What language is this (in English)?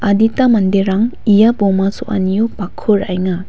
Garo